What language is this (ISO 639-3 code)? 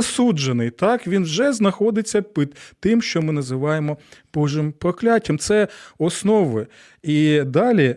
ukr